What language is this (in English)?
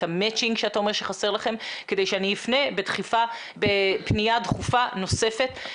Hebrew